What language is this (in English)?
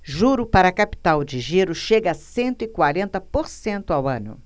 Portuguese